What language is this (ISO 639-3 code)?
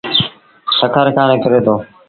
sbn